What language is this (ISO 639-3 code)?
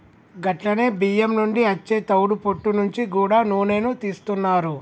tel